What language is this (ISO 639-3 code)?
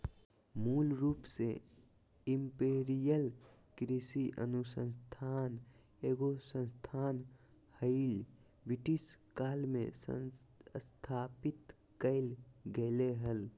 mag